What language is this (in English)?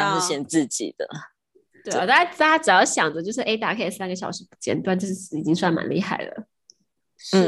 Chinese